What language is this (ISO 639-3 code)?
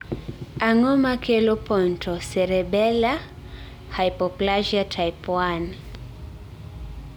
luo